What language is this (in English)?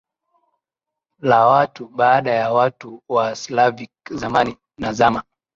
Swahili